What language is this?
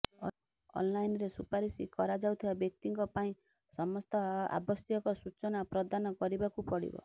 Odia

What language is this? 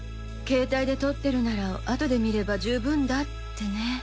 Japanese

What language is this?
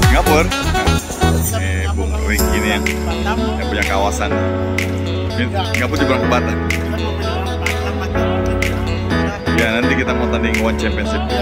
Indonesian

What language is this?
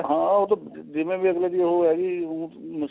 Punjabi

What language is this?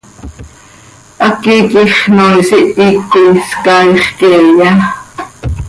Seri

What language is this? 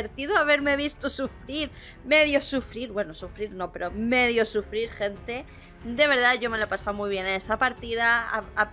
Spanish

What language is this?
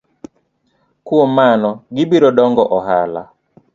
Luo (Kenya and Tanzania)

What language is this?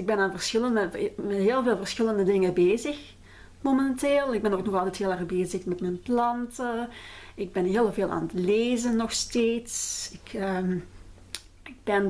Dutch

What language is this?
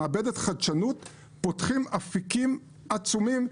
Hebrew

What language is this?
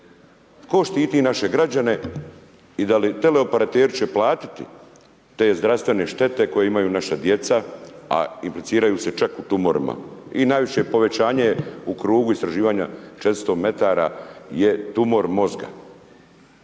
Croatian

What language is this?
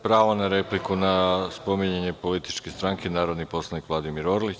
Serbian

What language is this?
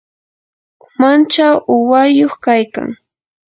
Yanahuanca Pasco Quechua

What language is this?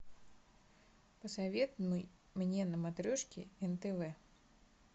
Russian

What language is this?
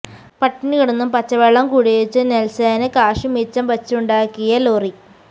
Malayalam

